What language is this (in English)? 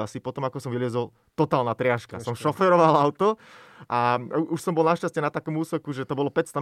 Slovak